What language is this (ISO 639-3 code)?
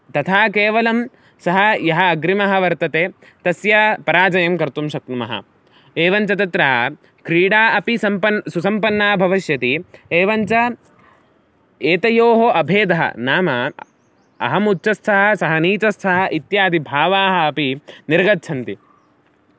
san